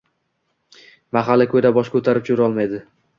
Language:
Uzbek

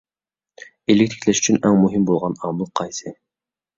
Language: Uyghur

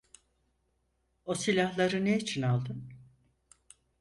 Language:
Turkish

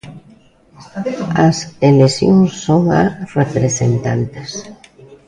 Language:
Galician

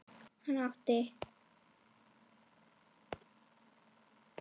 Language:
Icelandic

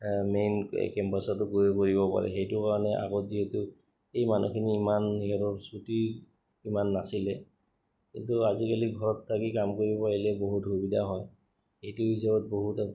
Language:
Assamese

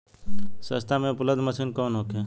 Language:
Bhojpuri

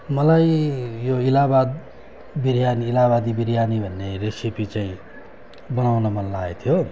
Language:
Nepali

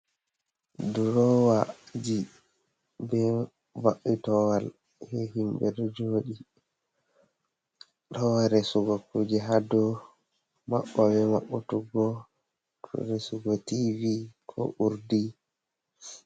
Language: Fula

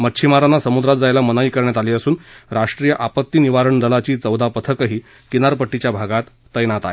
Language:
Marathi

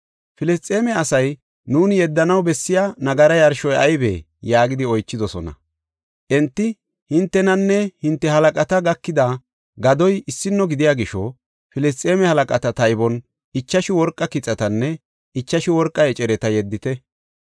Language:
Gofa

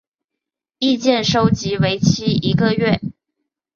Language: Chinese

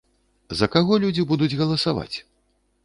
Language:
Belarusian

